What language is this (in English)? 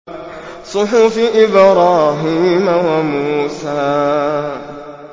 Arabic